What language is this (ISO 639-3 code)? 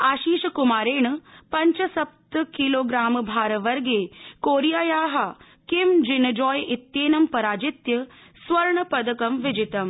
san